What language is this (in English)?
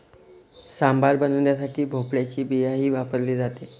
Marathi